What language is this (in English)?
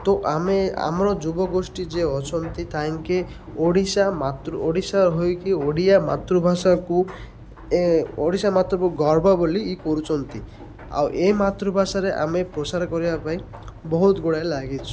Odia